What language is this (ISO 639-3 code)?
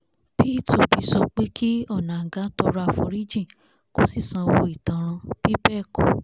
yor